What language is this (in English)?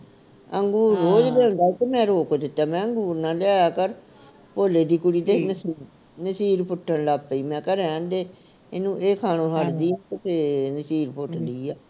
Punjabi